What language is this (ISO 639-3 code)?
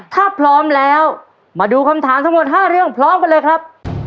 tha